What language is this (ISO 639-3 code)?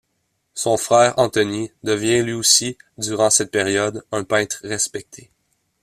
fra